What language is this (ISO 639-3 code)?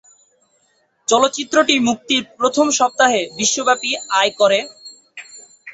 ben